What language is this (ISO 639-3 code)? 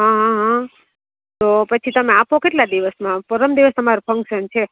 guj